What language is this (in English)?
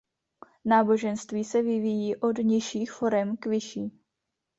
Czech